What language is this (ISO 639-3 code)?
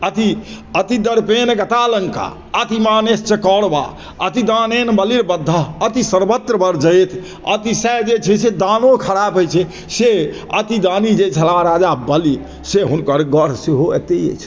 mai